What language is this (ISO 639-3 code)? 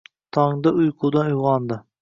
uzb